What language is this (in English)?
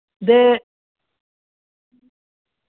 Dogri